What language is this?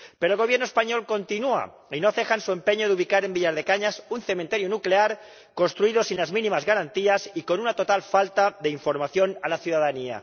Spanish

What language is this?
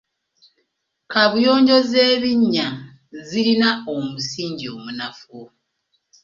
Ganda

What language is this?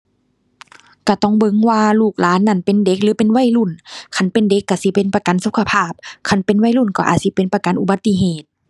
Thai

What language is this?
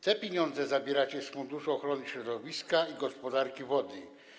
Polish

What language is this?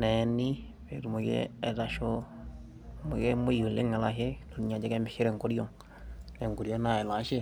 Masai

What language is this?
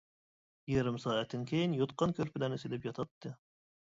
Uyghur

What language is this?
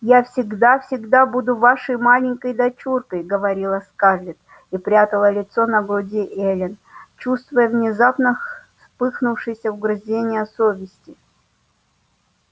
Russian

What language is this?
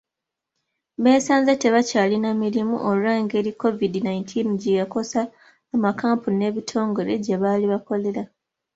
Ganda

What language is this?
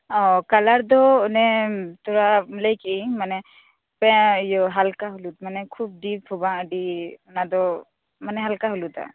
Santali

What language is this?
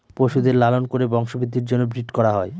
Bangla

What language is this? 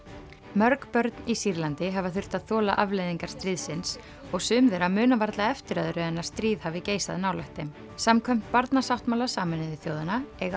Icelandic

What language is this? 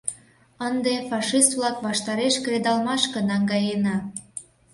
Mari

